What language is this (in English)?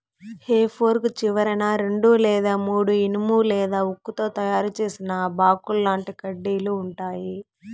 Telugu